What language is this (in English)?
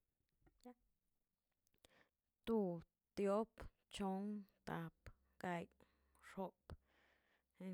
Tilquiapan Zapotec